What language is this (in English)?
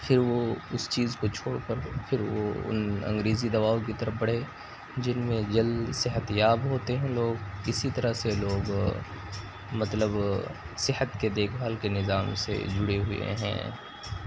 Urdu